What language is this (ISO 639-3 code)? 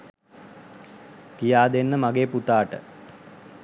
sin